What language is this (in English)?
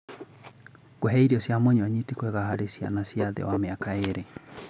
Kikuyu